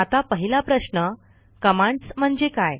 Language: Marathi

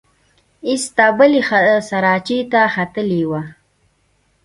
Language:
Pashto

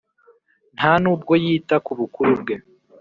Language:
Kinyarwanda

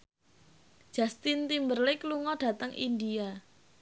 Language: Javanese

